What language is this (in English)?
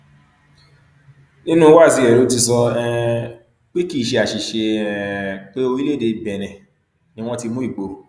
Yoruba